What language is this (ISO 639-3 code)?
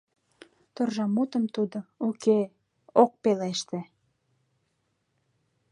chm